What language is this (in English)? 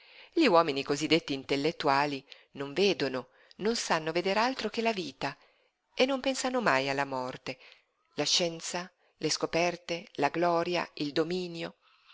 Italian